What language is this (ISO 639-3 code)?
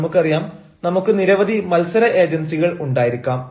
mal